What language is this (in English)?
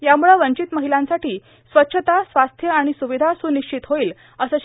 Marathi